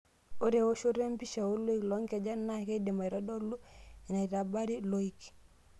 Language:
Masai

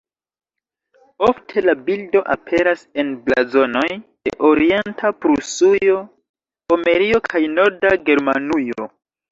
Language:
Esperanto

